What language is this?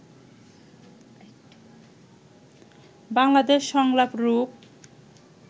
Bangla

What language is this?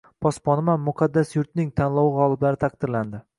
Uzbek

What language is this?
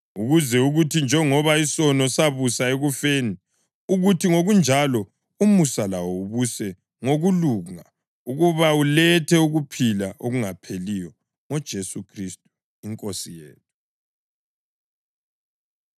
North Ndebele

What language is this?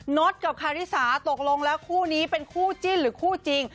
Thai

